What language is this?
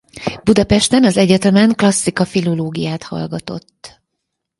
Hungarian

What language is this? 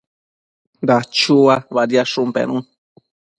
Matsés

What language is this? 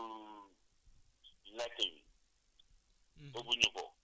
Wolof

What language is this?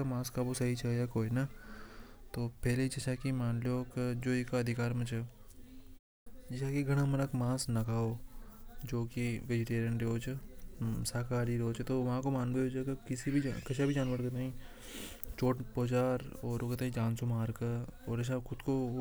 Hadothi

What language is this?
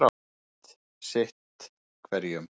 Icelandic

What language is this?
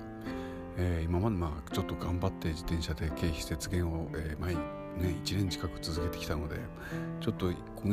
Japanese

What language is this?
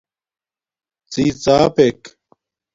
Domaaki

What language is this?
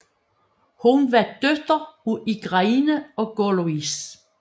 Danish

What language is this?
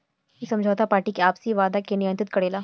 Bhojpuri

